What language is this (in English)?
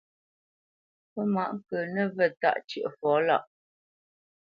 Bamenyam